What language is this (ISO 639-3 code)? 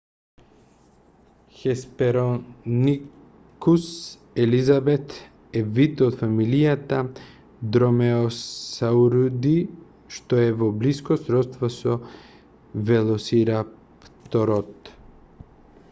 mkd